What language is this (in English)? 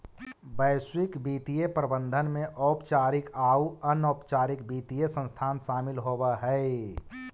Magahi